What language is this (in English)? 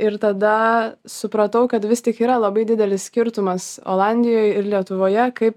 Lithuanian